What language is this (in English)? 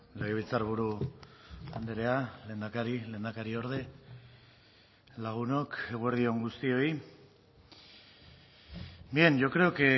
Basque